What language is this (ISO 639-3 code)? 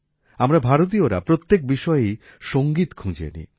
ben